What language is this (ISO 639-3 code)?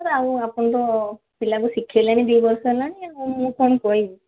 ori